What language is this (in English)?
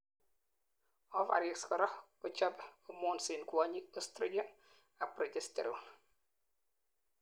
Kalenjin